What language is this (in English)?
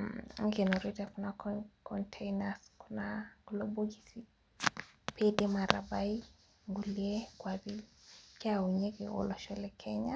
Masai